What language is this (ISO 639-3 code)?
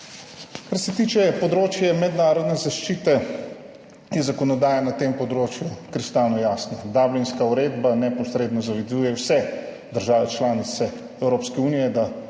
slv